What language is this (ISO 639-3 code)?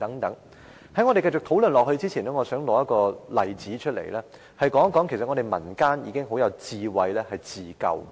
yue